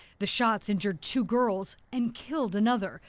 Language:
English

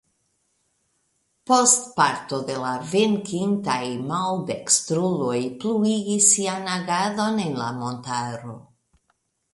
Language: Esperanto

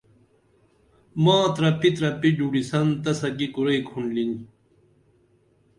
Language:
Dameli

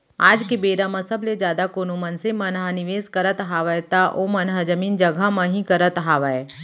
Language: Chhattisgarhi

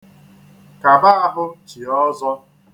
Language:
Igbo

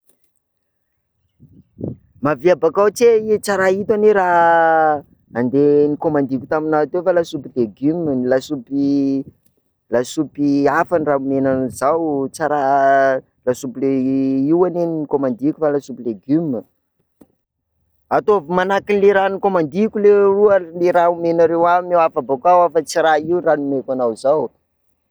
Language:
Sakalava Malagasy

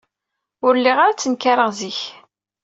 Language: Kabyle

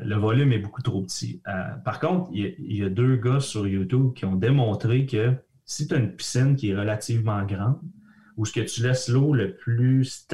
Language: French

